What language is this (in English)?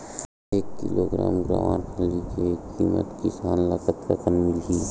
Chhattisgarhi